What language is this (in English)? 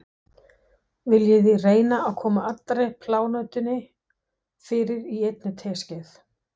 Icelandic